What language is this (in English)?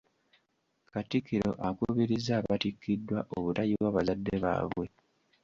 Ganda